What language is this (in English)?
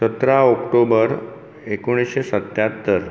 Konkani